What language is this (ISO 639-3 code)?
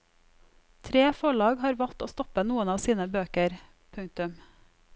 nor